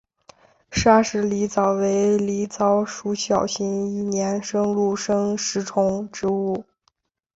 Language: Chinese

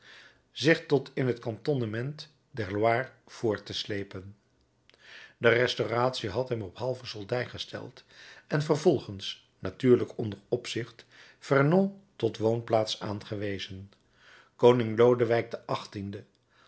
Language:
Dutch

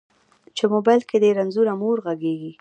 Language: Pashto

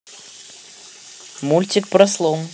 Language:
Russian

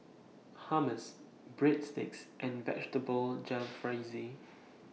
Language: English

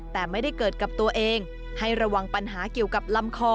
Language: Thai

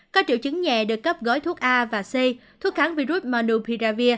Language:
Vietnamese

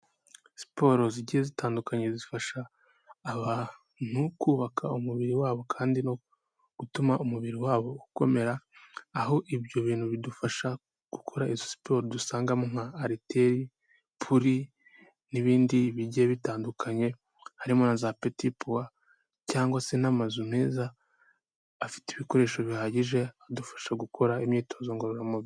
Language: Kinyarwanda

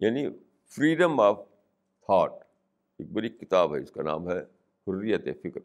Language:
Urdu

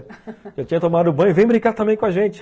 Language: Portuguese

